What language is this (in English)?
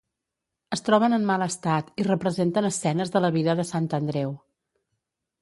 Catalan